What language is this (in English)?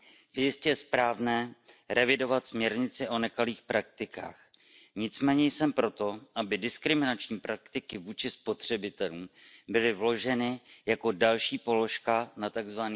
Czech